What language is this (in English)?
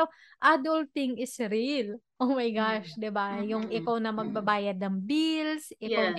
Filipino